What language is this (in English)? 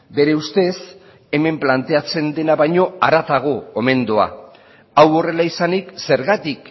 Basque